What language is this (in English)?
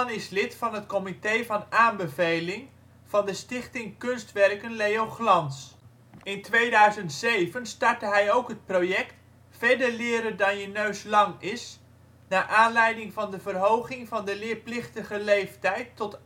Dutch